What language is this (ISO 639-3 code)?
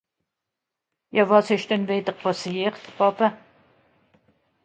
gsw